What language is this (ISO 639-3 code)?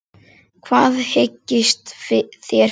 isl